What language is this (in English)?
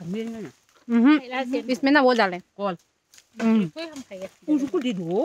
Thai